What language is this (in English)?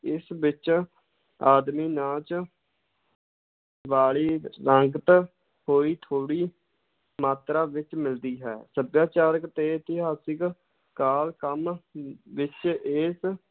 Punjabi